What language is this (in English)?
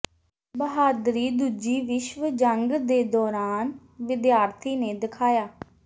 Punjabi